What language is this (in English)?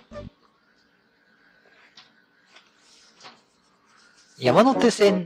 Japanese